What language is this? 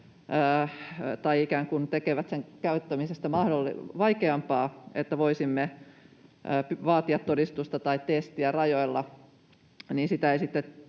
Finnish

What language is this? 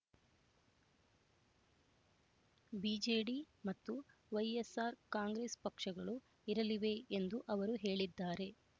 Kannada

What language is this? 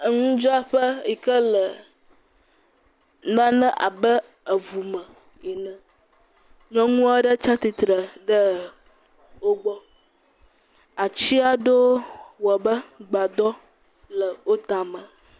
Ewe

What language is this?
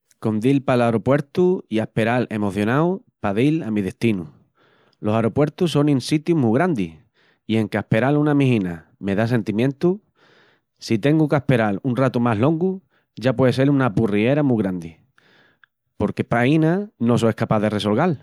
Extremaduran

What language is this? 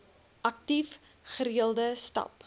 Afrikaans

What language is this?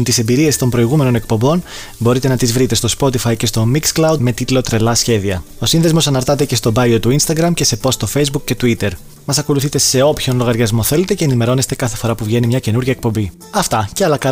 Greek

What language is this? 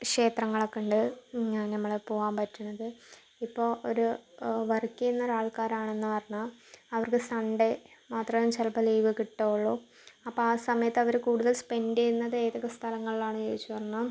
Malayalam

